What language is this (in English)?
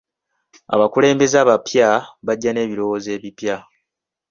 Ganda